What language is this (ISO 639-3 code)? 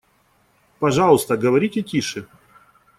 rus